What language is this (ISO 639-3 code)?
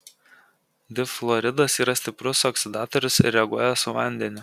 lit